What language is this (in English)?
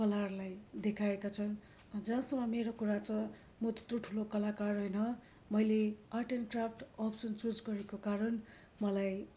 Nepali